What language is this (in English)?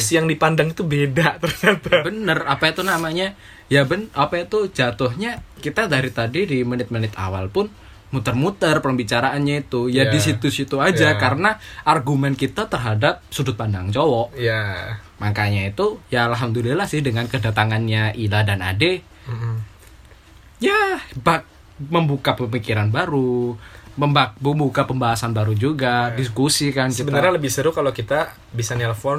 Indonesian